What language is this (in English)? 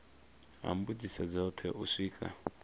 Venda